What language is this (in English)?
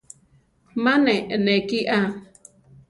Central Tarahumara